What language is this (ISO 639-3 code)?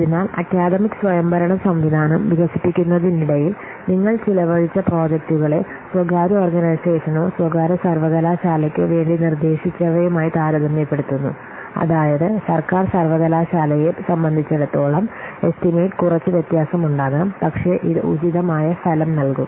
mal